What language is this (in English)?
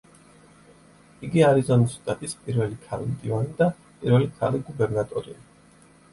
Georgian